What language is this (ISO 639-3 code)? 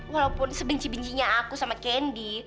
ind